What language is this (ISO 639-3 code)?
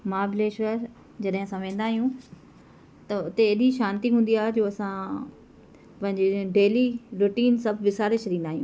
snd